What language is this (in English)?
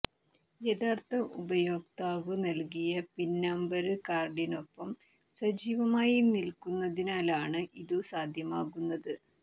Malayalam